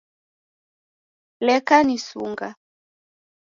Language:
Taita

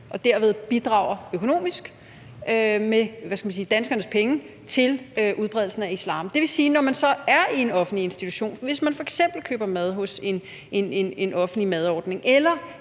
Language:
Danish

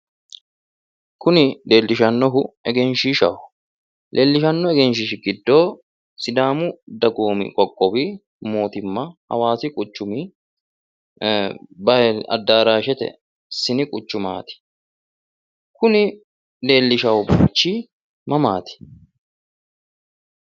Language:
Sidamo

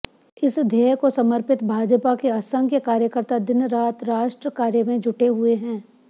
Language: Hindi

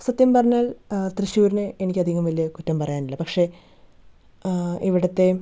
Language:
Malayalam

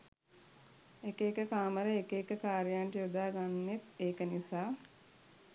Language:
Sinhala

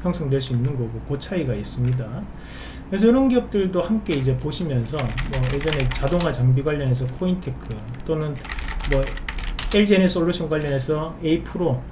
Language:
Korean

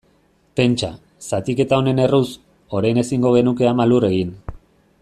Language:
Basque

